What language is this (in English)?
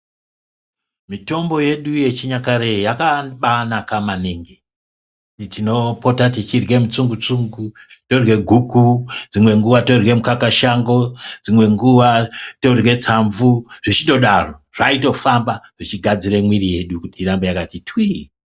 Ndau